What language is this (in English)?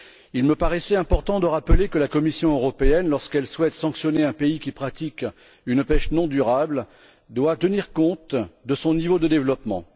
French